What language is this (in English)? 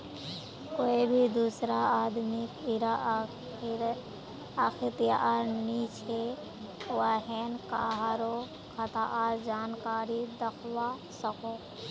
Magahi